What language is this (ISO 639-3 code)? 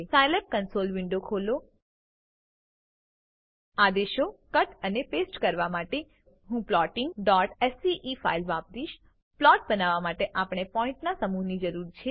guj